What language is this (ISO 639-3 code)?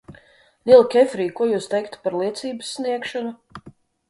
lav